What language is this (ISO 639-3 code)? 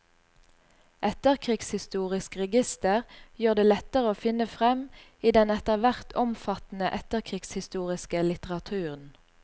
nor